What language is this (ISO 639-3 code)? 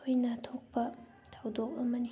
mni